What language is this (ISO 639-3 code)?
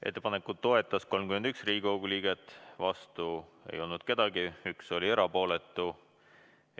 est